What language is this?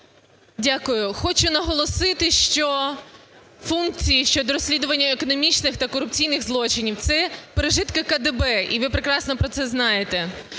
Ukrainian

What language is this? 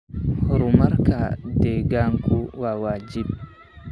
Somali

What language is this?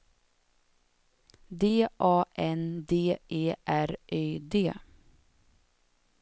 Swedish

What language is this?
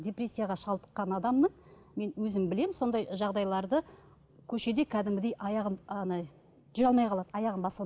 Kazakh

